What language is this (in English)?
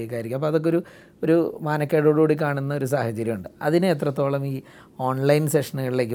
Malayalam